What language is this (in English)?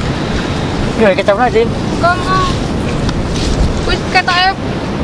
Indonesian